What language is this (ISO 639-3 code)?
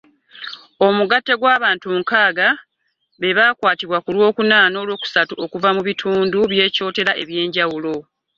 lug